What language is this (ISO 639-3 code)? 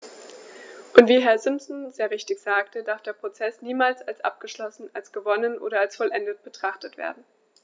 deu